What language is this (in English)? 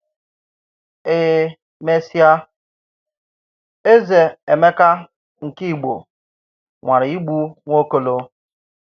Igbo